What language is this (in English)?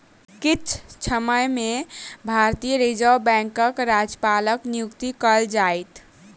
Maithili